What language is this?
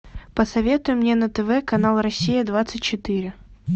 Russian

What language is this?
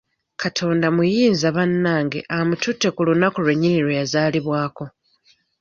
Ganda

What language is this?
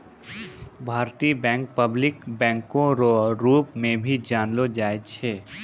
Maithili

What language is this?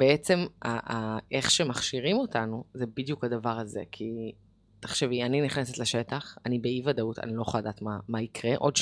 Hebrew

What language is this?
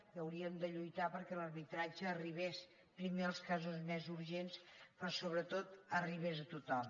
Catalan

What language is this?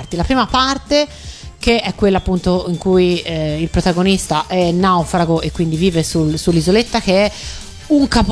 Italian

